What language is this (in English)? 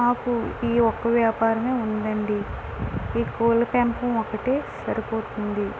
Telugu